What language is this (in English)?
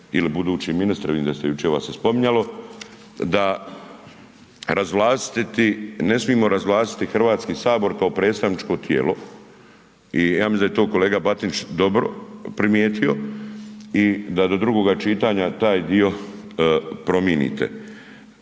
Croatian